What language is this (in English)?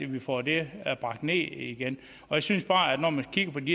Danish